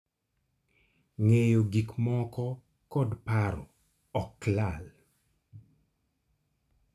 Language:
Luo (Kenya and Tanzania)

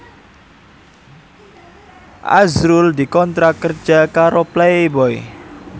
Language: Javanese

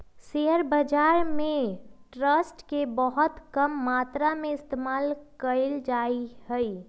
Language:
Magahi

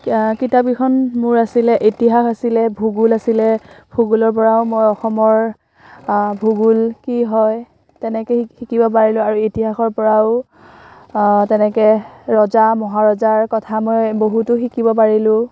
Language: Assamese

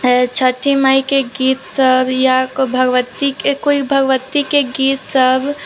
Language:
Maithili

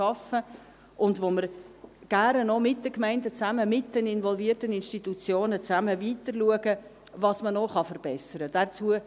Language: Swiss German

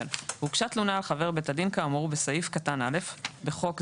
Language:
Hebrew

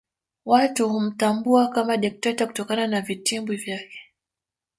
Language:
Swahili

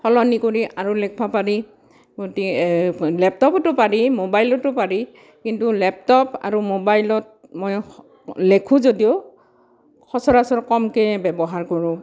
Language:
Assamese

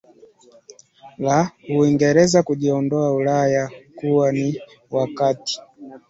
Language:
Swahili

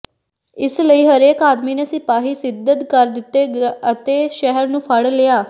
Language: Punjabi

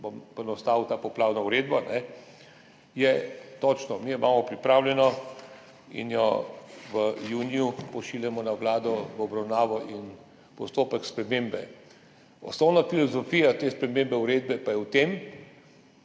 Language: Slovenian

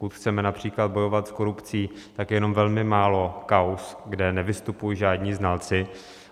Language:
Czech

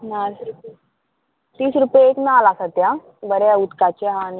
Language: Konkani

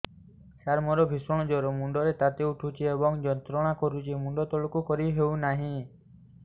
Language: Odia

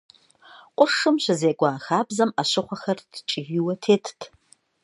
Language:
Kabardian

